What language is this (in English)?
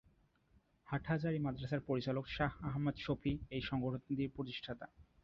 Bangla